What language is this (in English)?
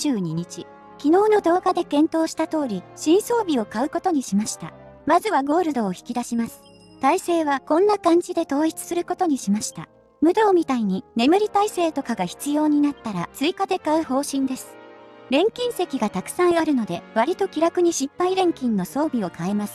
Japanese